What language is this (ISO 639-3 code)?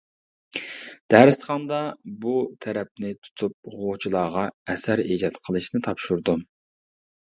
uig